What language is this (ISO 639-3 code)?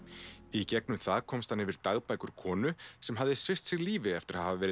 isl